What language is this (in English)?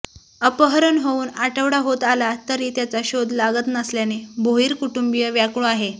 Marathi